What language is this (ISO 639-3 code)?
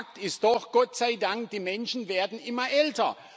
deu